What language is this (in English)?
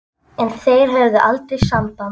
Icelandic